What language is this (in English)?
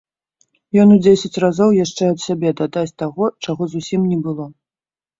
Belarusian